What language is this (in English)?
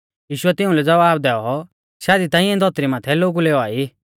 Mahasu Pahari